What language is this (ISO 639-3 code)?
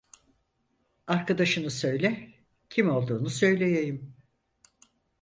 tur